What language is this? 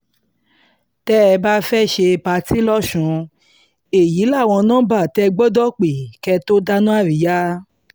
Yoruba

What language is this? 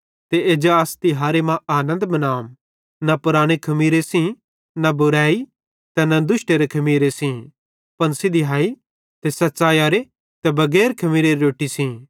Bhadrawahi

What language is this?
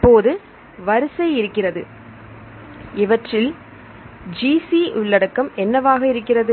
Tamil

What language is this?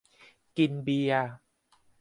Thai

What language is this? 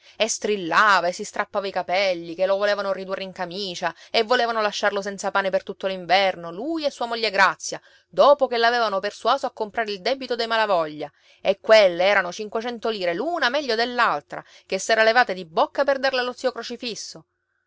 Italian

